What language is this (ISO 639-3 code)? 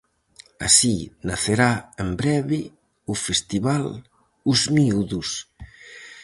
glg